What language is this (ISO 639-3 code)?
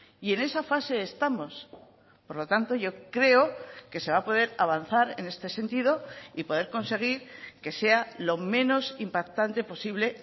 spa